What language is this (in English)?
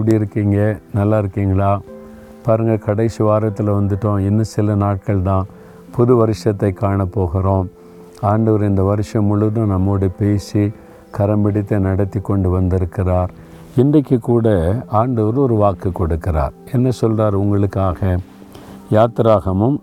Tamil